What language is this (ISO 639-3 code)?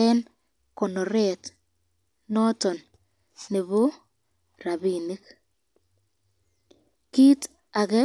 kln